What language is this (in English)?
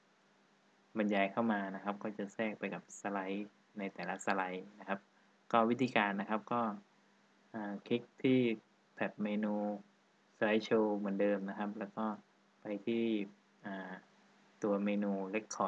Thai